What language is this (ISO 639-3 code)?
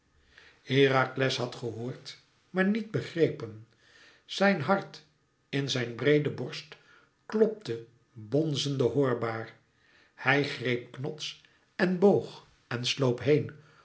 nld